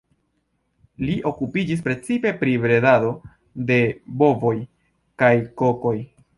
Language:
Esperanto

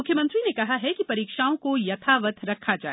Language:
Hindi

